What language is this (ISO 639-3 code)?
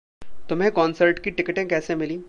hin